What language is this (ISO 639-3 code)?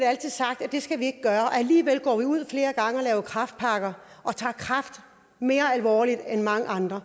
dan